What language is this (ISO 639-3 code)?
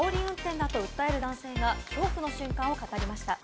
jpn